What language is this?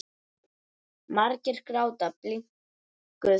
Icelandic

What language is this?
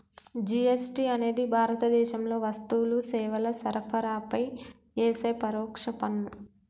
Telugu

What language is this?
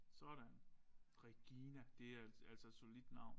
Danish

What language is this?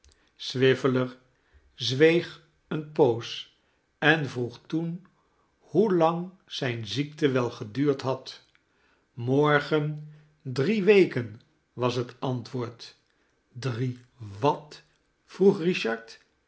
Dutch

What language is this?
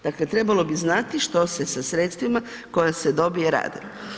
Croatian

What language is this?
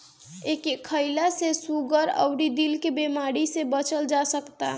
Bhojpuri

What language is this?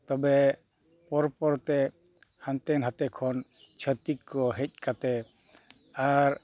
Santali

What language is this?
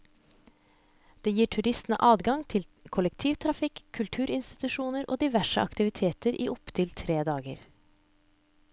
Norwegian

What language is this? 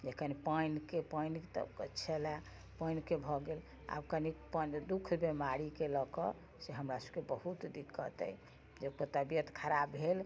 Maithili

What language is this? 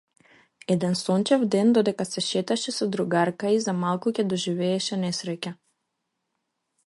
Macedonian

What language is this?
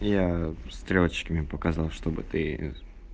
Russian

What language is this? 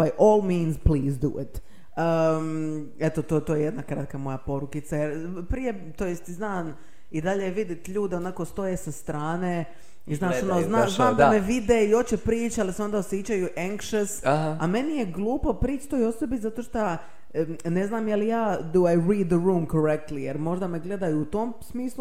Croatian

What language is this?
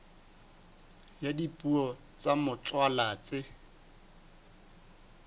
Southern Sotho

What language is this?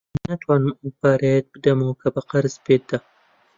Central Kurdish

